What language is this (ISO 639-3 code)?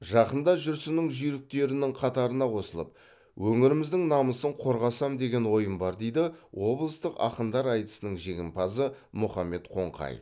kaz